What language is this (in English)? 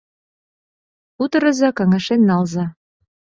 Mari